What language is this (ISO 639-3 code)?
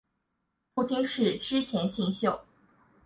zho